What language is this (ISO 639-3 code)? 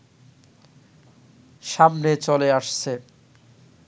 ben